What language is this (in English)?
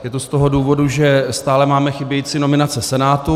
Czech